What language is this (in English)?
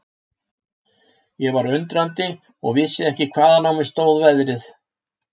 Icelandic